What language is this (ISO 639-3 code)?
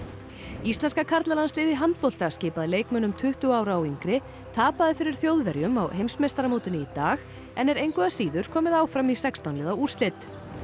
isl